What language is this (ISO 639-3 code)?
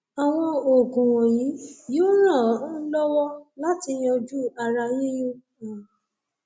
yor